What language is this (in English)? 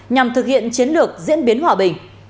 Vietnamese